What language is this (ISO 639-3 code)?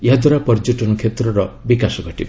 ori